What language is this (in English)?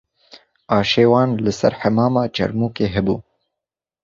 Kurdish